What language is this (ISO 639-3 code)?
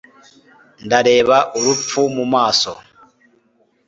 kin